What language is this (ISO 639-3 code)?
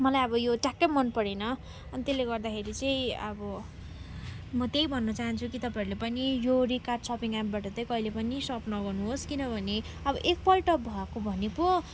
nep